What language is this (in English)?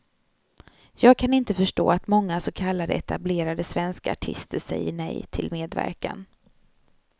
Swedish